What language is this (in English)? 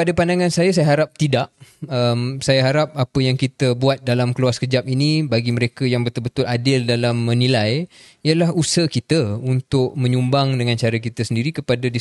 Malay